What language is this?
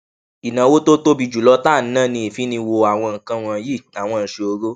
Yoruba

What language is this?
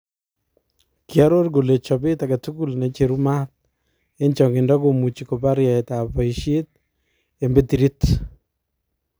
Kalenjin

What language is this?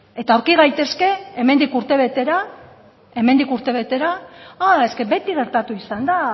Basque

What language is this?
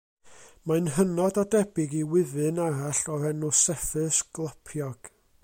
Welsh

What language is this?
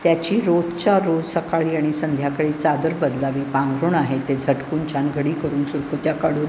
Marathi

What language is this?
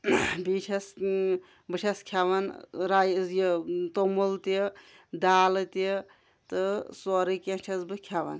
Kashmiri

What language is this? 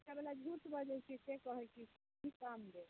Maithili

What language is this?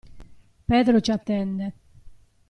Italian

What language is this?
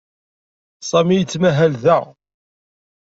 Kabyle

